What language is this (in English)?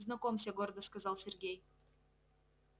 Russian